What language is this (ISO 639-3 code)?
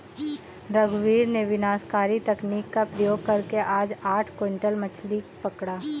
hin